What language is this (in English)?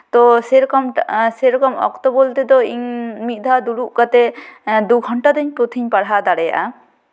Santali